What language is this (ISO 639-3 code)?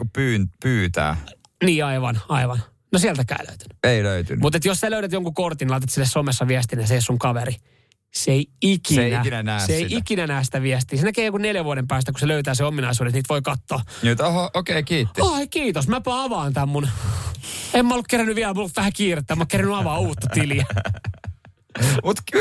fin